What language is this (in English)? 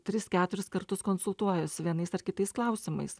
Lithuanian